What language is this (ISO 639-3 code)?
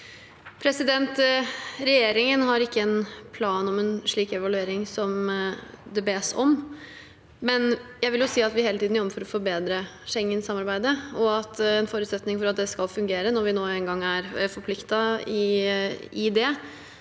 nor